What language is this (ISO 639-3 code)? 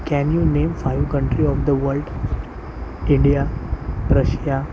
mar